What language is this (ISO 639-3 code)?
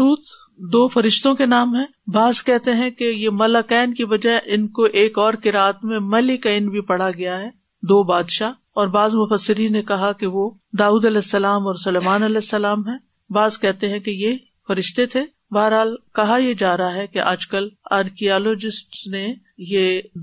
urd